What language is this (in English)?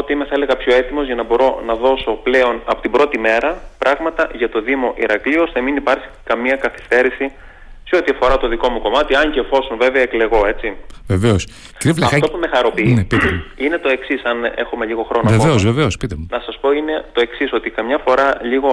Greek